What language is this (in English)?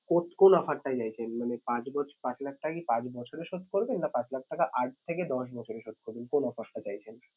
Bangla